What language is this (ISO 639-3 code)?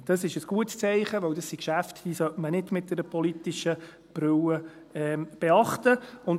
gsw